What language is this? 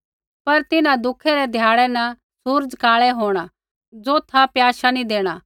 Kullu Pahari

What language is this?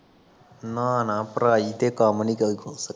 Punjabi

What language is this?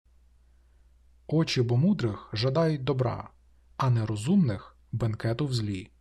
Ukrainian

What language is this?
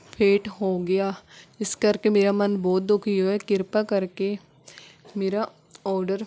Punjabi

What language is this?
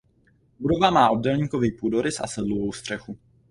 Czech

